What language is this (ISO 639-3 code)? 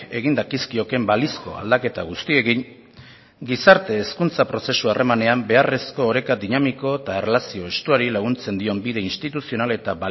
eus